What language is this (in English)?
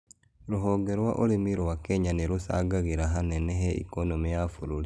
Kikuyu